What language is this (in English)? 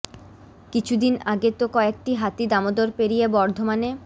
Bangla